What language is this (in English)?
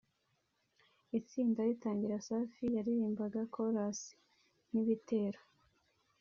Kinyarwanda